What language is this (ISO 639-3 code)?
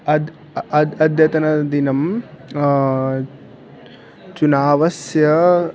san